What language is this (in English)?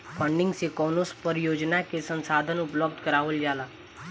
Bhojpuri